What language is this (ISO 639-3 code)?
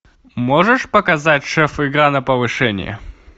rus